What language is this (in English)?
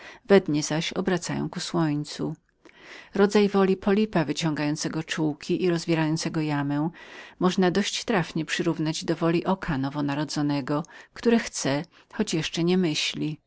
Polish